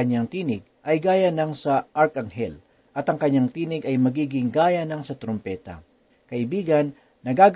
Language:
Filipino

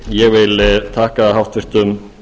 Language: Icelandic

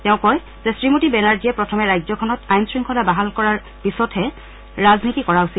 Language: Assamese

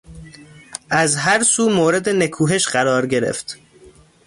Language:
Persian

